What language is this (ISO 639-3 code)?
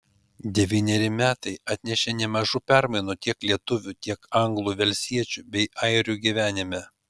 lit